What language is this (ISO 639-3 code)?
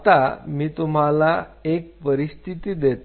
mar